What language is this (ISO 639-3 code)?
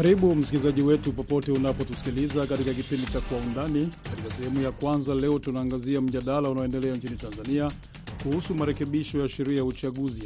swa